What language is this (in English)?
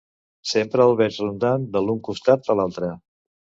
Catalan